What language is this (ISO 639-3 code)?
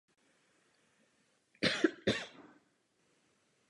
ces